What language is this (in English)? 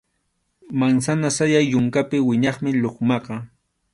Arequipa-La Unión Quechua